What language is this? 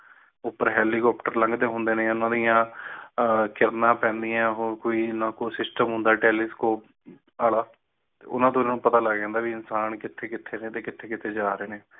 Punjabi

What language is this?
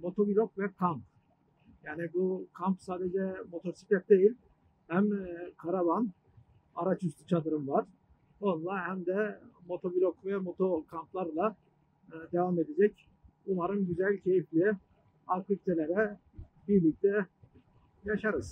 Turkish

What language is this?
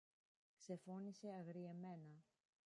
Greek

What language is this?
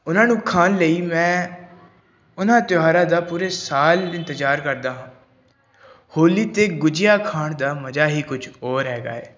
Punjabi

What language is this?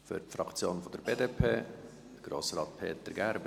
Swiss German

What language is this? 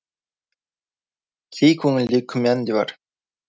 Kazakh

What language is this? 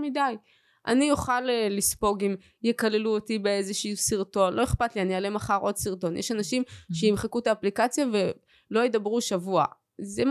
Hebrew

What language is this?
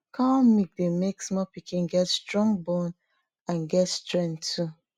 Nigerian Pidgin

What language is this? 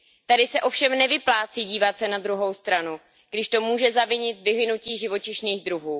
Czech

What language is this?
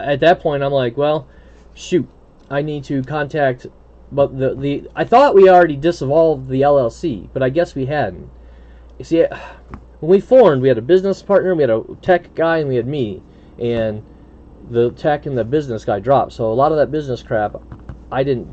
English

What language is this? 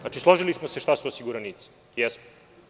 Serbian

